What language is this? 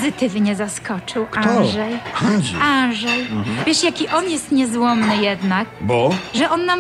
Polish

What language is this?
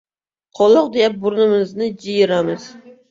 Uzbek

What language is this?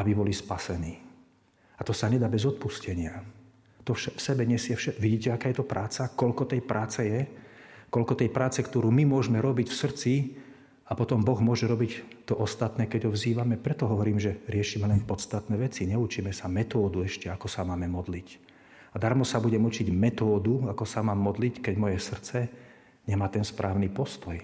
Slovak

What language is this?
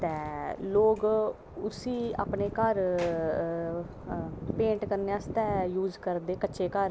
Dogri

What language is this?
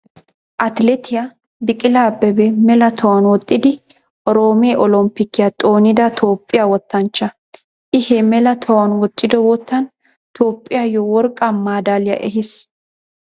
Wolaytta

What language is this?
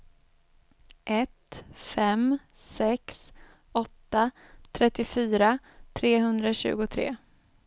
Swedish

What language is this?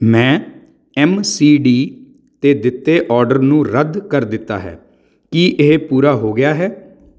Punjabi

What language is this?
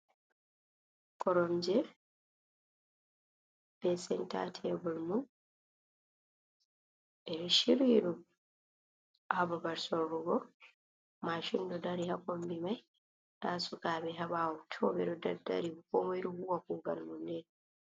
Fula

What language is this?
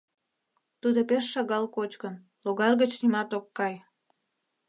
Mari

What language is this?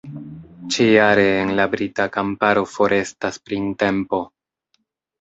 Esperanto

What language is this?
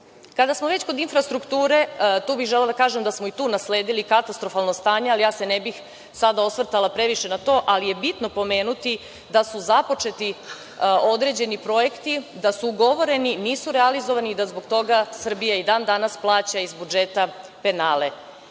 Serbian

